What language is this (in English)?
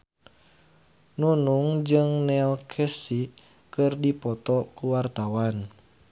Sundanese